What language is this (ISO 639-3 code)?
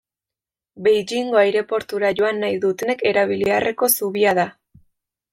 eus